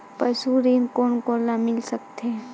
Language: Chhattisgarhi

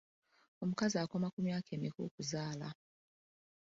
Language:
Ganda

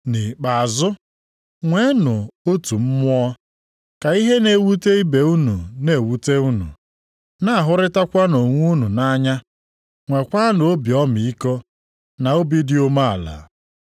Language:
Igbo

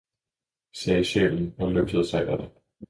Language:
Danish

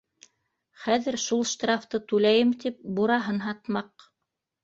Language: Bashkir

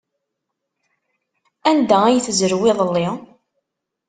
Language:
Kabyle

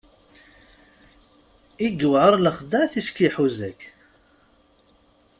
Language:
Kabyle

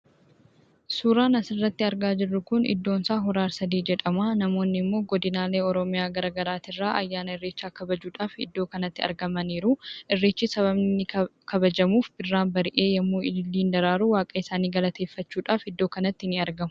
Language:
Oromo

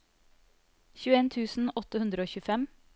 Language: Norwegian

